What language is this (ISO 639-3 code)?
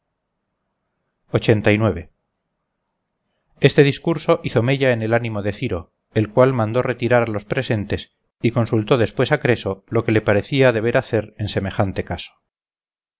spa